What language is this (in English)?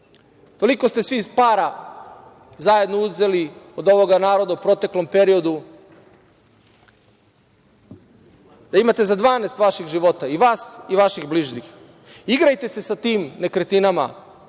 Serbian